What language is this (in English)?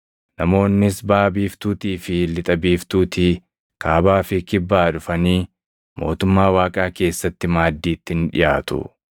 Oromo